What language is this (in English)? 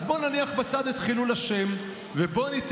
Hebrew